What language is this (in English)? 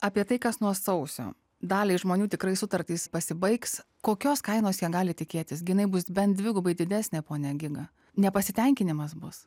Lithuanian